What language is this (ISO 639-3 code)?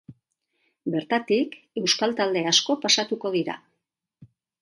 eus